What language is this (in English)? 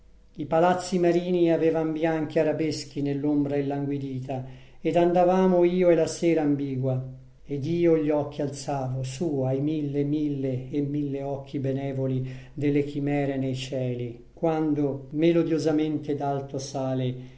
Italian